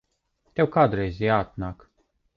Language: Latvian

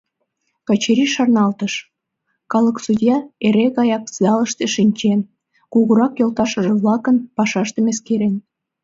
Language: Mari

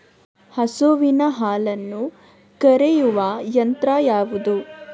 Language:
Kannada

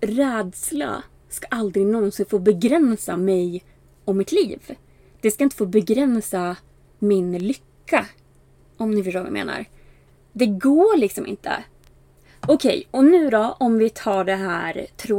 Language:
Swedish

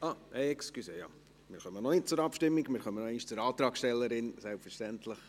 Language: Swiss German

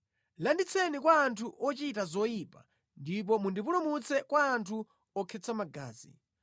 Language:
Nyanja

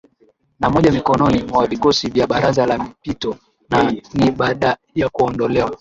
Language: Swahili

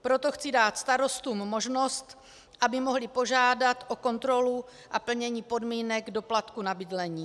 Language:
Czech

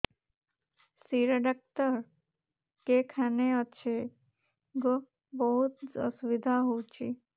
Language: Odia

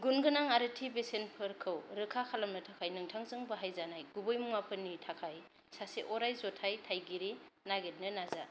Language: Bodo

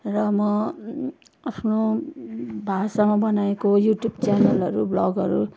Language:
Nepali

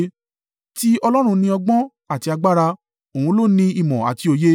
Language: Yoruba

